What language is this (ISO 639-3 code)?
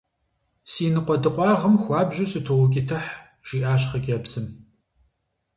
kbd